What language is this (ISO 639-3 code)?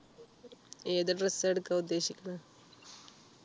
mal